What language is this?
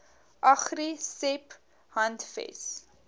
Afrikaans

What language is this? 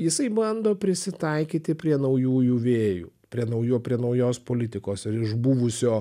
Lithuanian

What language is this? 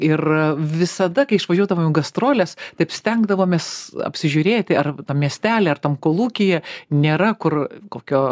Lithuanian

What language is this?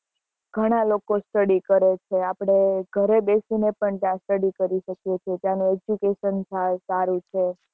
Gujarati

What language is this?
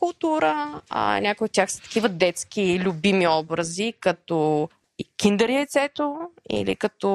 Bulgarian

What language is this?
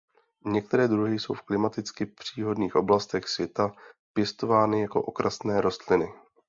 Czech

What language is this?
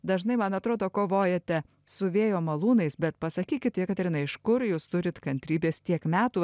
Lithuanian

